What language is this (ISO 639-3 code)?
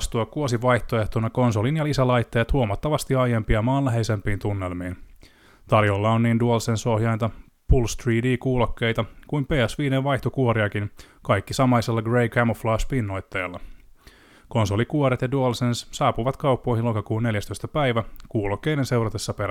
fin